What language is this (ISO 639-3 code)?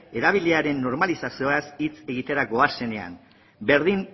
eus